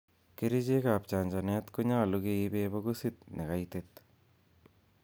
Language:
Kalenjin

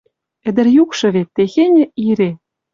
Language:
Western Mari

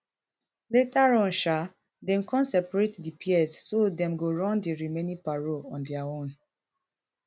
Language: Nigerian Pidgin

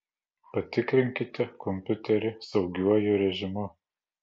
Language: Lithuanian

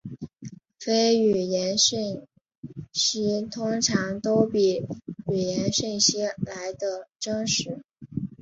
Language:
Chinese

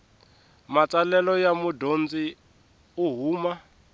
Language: Tsonga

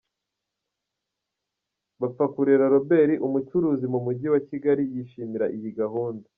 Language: Kinyarwanda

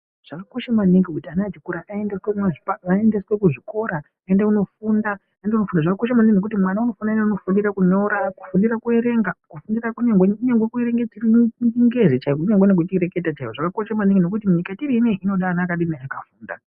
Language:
Ndau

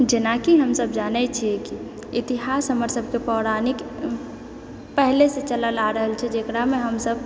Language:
Maithili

